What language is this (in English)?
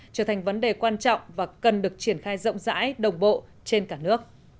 Vietnamese